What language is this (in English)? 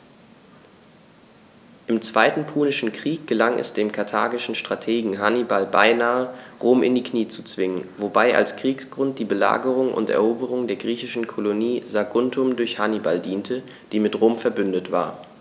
German